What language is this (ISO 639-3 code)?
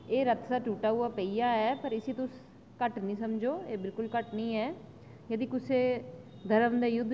doi